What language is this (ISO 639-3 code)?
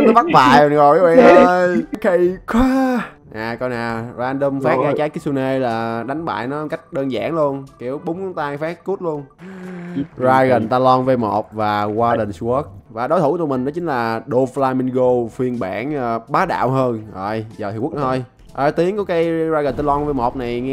vie